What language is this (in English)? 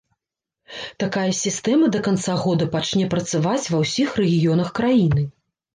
Belarusian